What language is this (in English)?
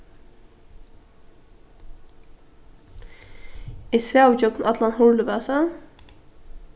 Faroese